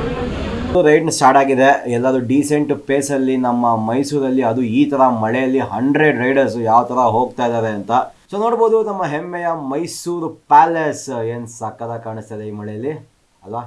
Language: Kannada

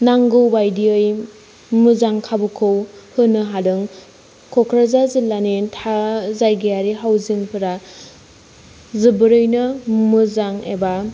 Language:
Bodo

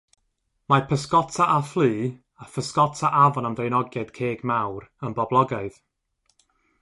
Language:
Welsh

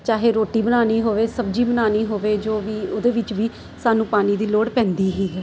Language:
Punjabi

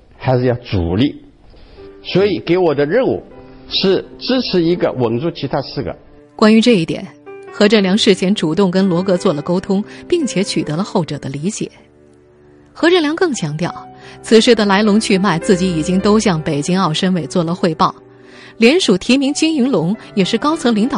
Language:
Chinese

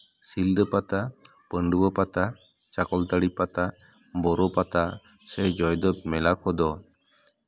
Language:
Santali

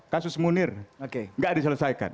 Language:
Indonesian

